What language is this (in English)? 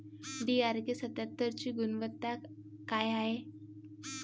Marathi